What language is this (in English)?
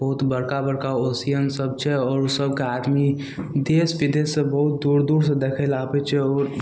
Maithili